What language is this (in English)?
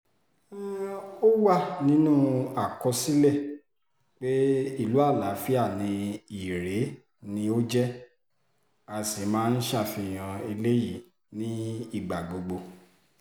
Yoruba